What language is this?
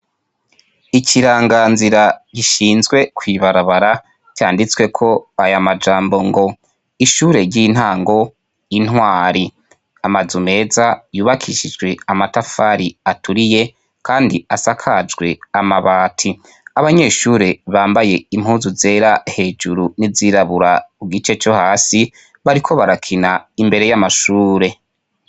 Rundi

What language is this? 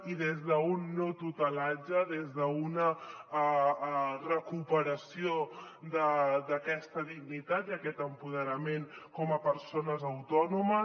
Catalan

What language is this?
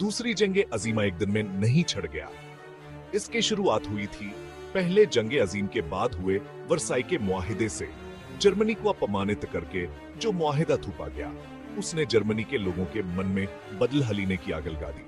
Hindi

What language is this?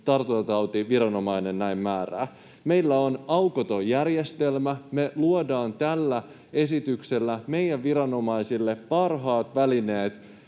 Finnish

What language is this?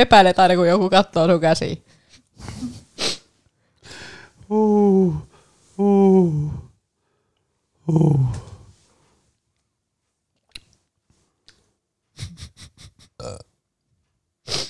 Finnish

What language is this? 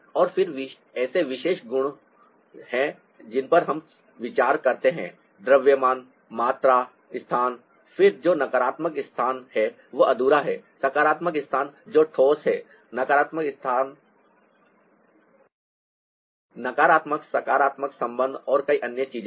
Hindi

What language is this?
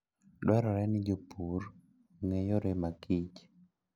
Luo (Kenya and Tanzania)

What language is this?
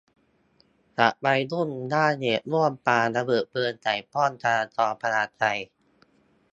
Thai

